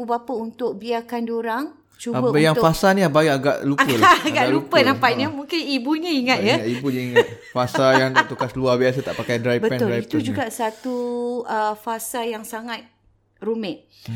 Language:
Malay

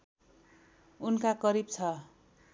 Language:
Nepali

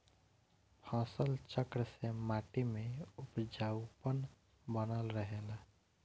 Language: Bhojpuri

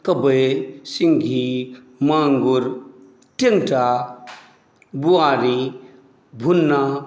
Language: Maithili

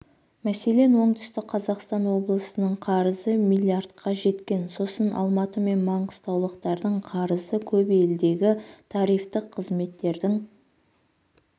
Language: Kazakh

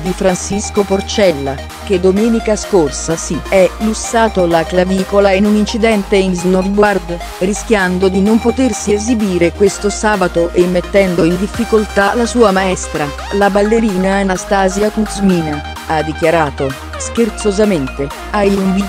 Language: Italian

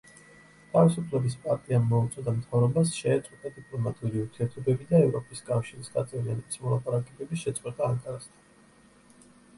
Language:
Georgian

